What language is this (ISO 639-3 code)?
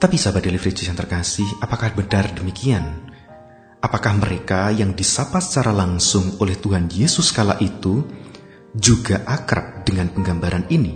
ind